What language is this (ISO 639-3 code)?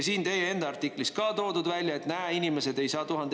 est